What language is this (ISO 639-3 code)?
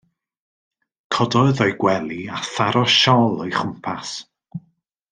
cym